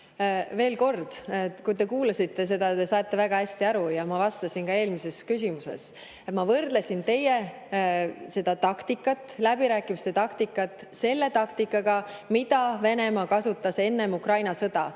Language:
Estonian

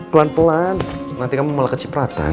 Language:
Indonesian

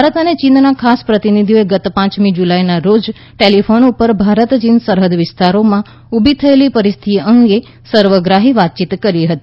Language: Gujarati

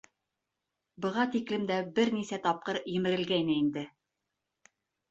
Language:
Bashkir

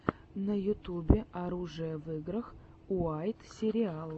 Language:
Russian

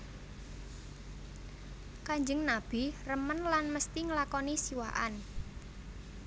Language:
Javanese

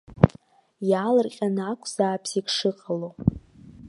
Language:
Abkhazian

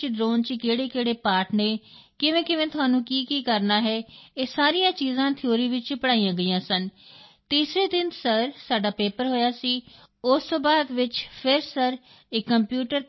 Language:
Punjabi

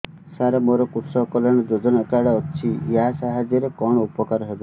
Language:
Odia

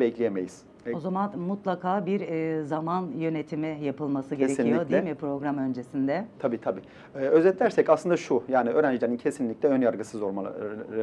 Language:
Turkish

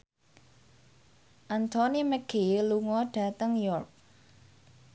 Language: Javanese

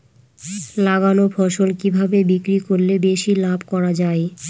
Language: Bangla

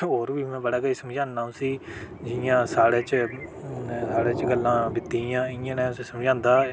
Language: Dogri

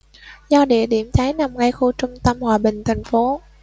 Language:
Vietnamese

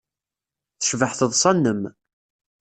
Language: Kabyle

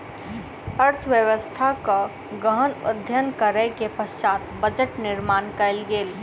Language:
Maithili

